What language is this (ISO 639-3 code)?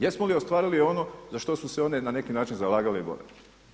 hrv